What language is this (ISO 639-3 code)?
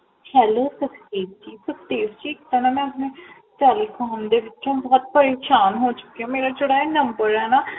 pan